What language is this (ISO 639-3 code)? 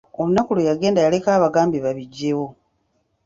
lug